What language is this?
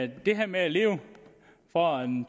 Danish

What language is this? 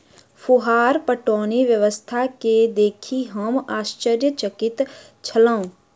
Maithili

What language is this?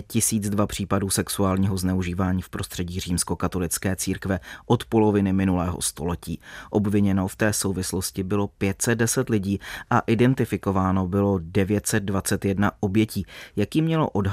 Czech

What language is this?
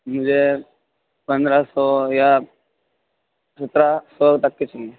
Urdu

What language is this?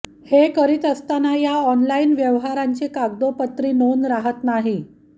Marathi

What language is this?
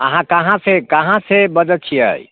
Maithili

